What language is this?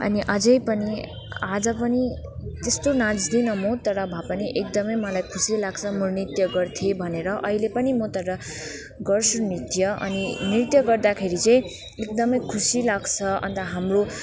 Nepali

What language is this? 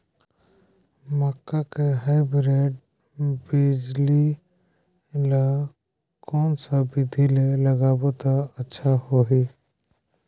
Chhattisgarhi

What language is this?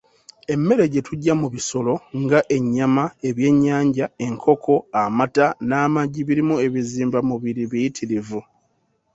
Ganda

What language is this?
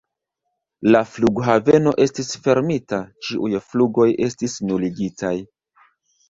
Esperanto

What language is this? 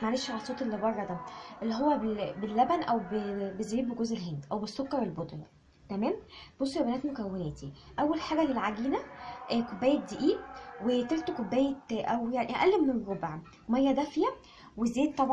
Arabic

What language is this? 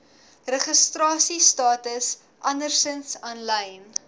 Afrikaans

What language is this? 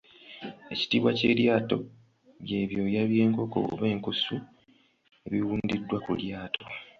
Ganda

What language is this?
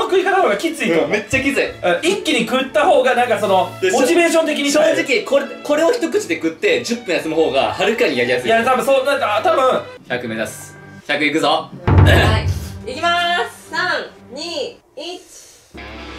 Japanese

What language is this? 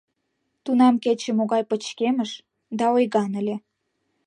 Mari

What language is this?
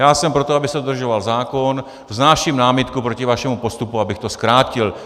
Czech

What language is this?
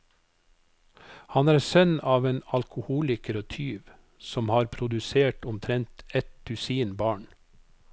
Norwegian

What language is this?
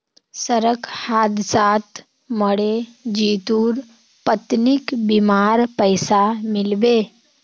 Magahi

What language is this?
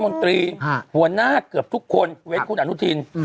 Thai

